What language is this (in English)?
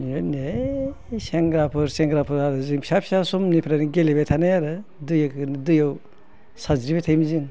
Bodo